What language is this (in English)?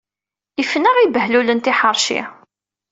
Kabyle